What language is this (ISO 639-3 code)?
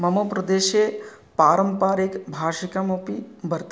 san